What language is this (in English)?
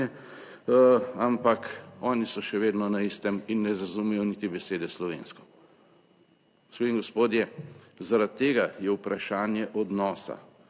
Slovenian